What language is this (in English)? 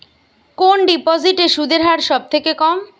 Bangla